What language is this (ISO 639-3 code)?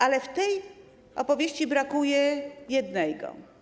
pol